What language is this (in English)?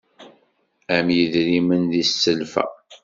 Kabyle